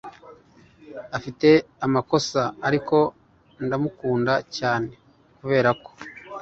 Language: Kinyarwanda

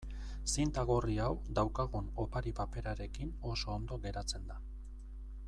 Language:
Basque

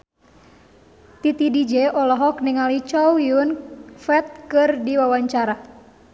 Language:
Sundanese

